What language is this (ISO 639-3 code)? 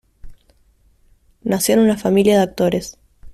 spa